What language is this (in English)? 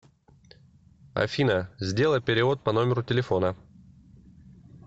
Russian